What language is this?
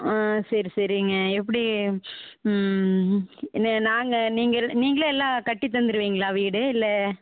Tamil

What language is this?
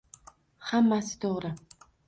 Uzbek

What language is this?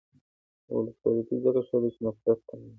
Pashto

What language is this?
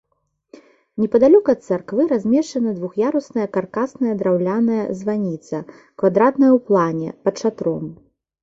Belarusian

